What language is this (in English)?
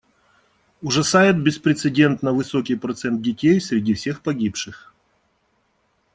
Russian